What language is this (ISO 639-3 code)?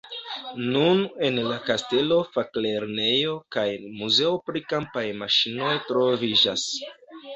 epo